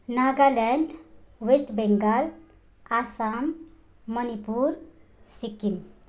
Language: Nepali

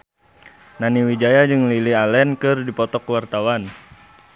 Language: Sundanese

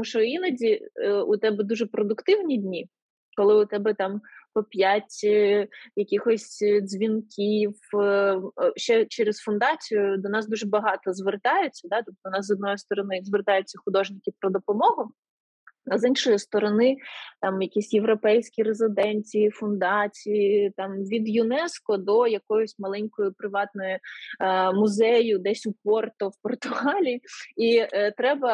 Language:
Ukrainian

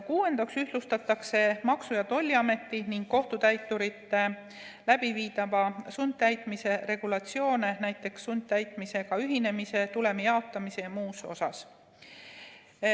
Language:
Estonian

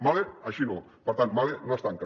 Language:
Catalan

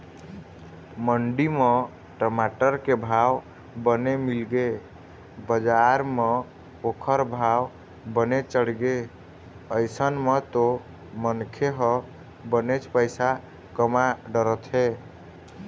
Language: Chhattisgarhi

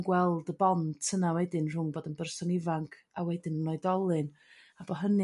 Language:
Welsh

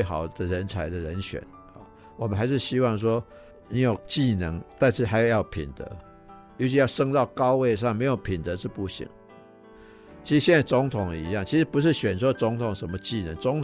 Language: Chinese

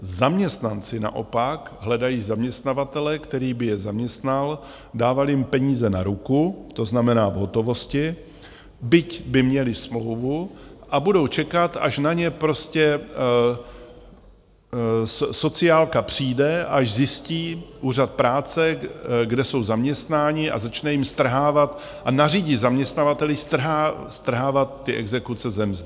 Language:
Czech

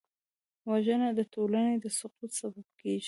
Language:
Pashto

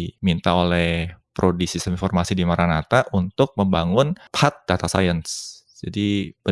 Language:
Indonesian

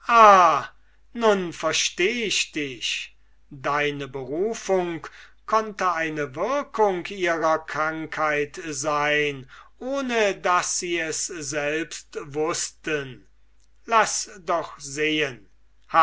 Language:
German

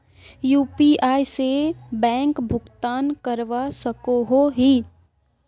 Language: Magahi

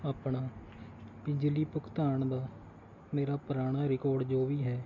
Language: Punjabi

